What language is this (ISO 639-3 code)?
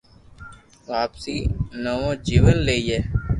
lrk